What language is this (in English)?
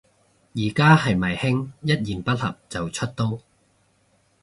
Cantonese